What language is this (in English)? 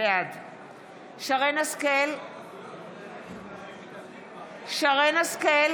Hebrew